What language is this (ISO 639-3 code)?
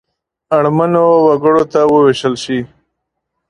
pus